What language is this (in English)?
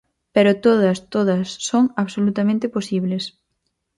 Galician